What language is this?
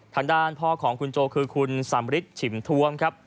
Thai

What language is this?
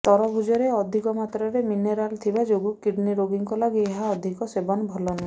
Odia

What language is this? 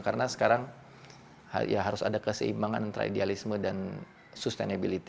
Indonesian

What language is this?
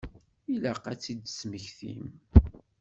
Kabyle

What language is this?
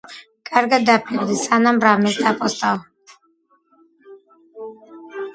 Georgian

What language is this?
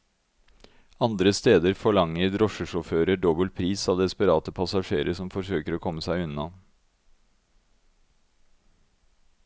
Norwegian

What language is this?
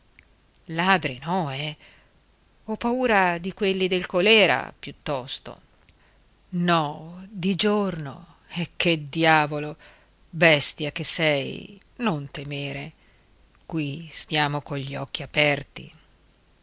Italian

